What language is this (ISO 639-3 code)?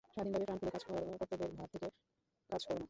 ben